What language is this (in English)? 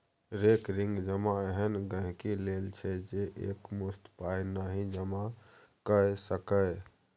Maithili